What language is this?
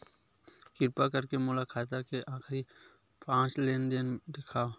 Chhattisgarhi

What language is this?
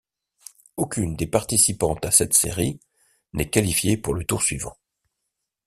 French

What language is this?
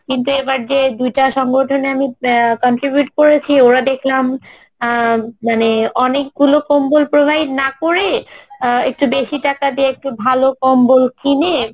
Bangla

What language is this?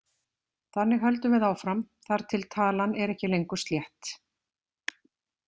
Icelandic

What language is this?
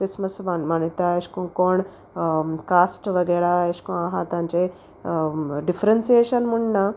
Konkani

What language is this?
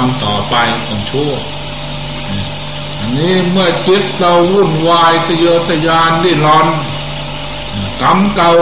Thai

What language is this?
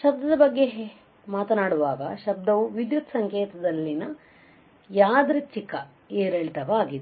Kannada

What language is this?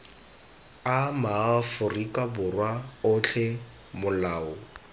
Tswana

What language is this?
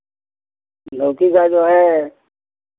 Hindi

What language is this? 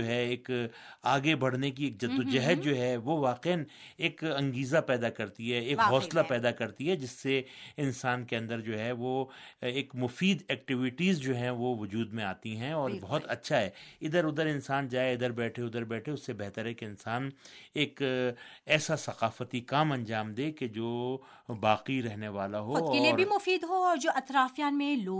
Urdu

